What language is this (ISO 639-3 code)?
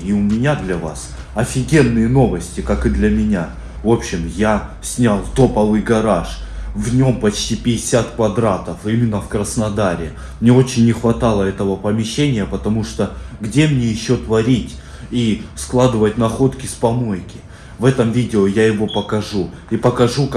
rus